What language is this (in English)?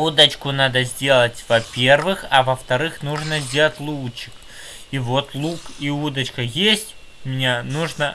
Russian